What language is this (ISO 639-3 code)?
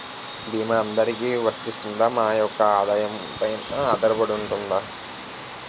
tel